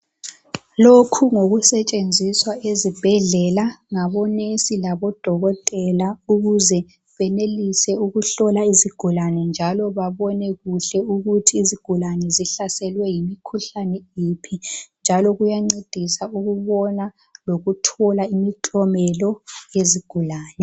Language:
North Ndebele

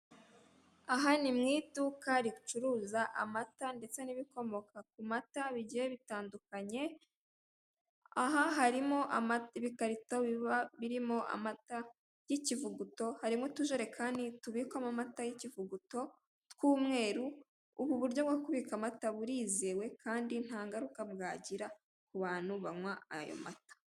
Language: Kinyarwanda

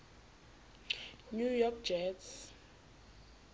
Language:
Southern Sotho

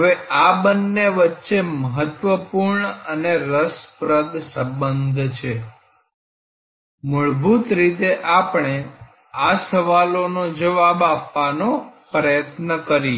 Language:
Gujarati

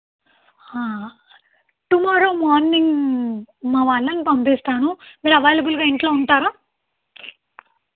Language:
Telugu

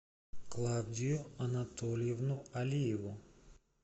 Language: Russian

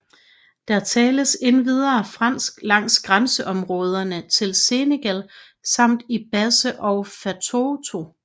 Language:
Danish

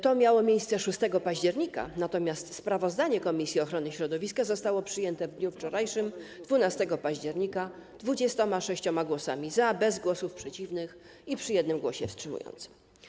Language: Polish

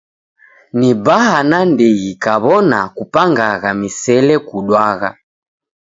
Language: Taita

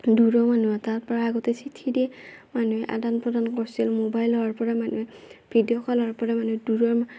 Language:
Assamese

